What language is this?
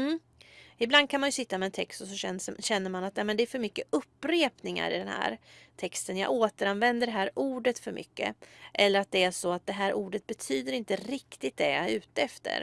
Swedish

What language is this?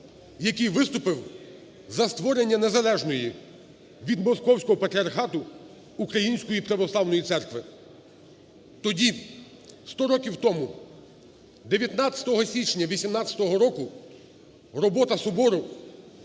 Ukrainian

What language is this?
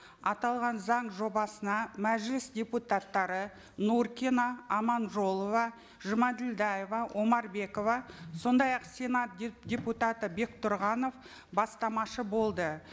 Kazakh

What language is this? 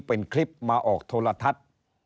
Thai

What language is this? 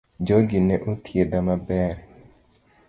Luo (Kenya and Tanzania)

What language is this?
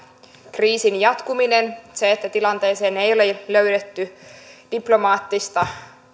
Finnish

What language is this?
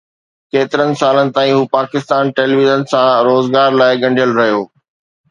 Sindhi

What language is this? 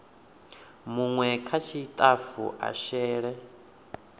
Venda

